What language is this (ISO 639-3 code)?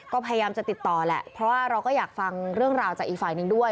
tha